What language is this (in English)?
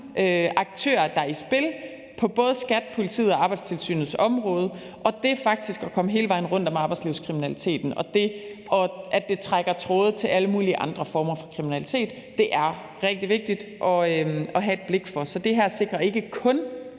Danish